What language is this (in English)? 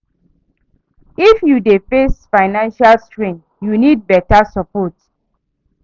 Nigerian Pidgin